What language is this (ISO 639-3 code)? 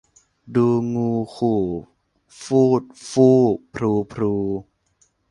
tha